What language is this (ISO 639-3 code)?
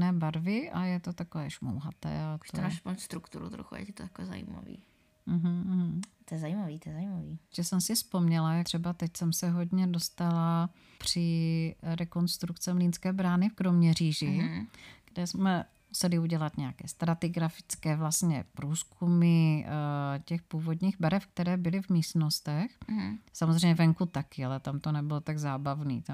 ces